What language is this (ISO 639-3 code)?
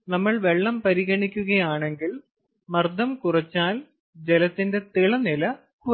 mal